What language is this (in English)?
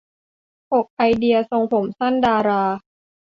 Thai